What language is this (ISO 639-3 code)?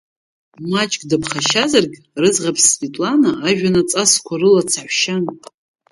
abk